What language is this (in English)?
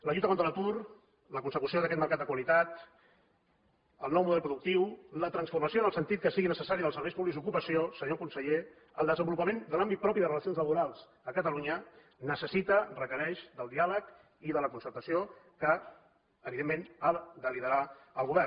Catalan